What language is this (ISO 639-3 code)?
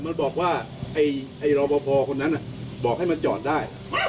tha